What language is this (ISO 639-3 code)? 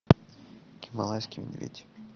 rus